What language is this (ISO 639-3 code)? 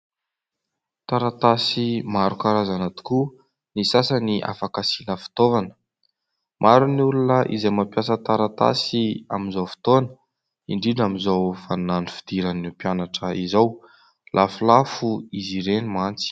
mlg